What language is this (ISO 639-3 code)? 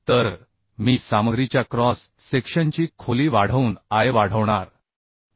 mar